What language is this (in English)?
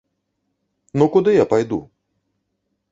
Belarusian